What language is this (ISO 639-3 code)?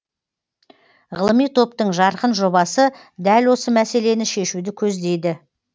kaz